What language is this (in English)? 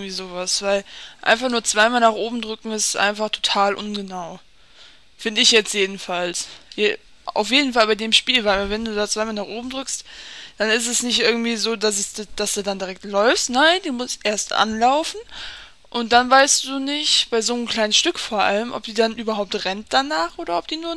German